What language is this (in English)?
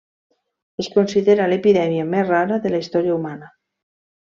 Catalan